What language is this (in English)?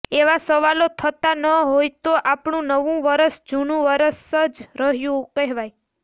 Gujarati